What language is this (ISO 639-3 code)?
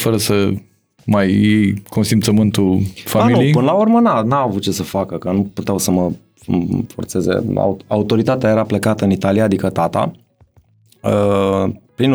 ron